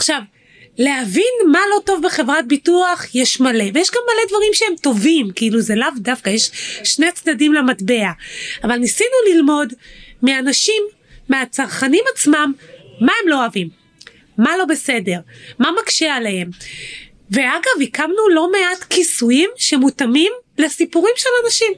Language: Hebrew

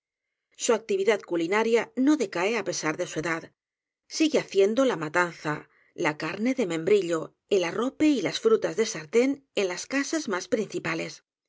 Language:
Spanish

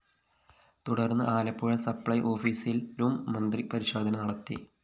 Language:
Malayalam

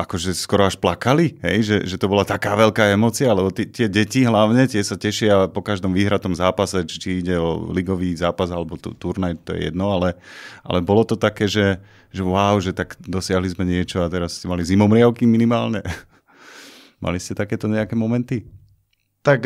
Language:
Slovak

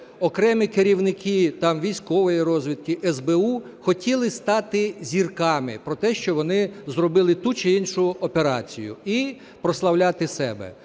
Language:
Ukrainian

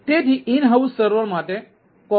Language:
Gujarati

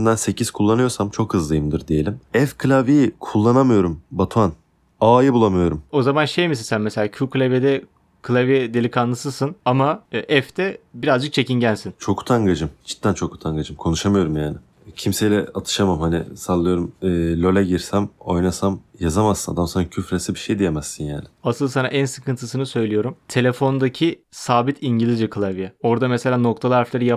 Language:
Turkish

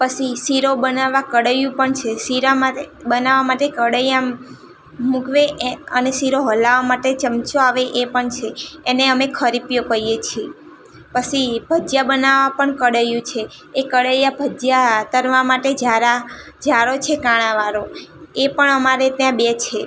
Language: Gujarati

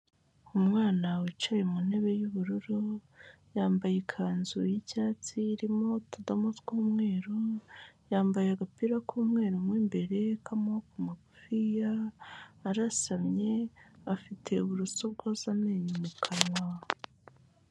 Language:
Kinyarwanda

